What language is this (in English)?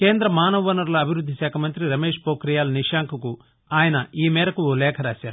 Telugu